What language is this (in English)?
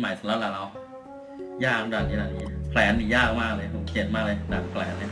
Thai